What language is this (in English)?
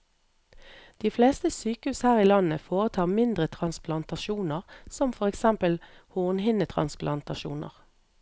Norwegian